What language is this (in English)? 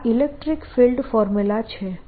Gujarati